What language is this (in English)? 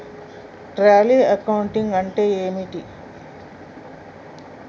Telugu